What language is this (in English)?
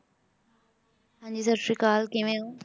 Punjabi